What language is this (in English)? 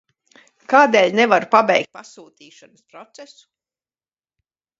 Latvian